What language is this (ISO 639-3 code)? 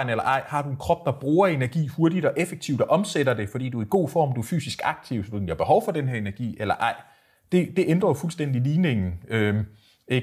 dan